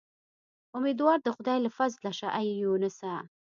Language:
Pashto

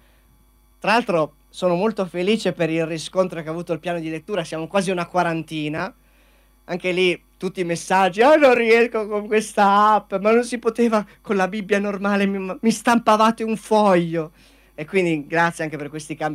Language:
Italian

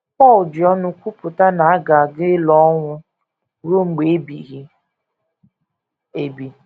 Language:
Igbo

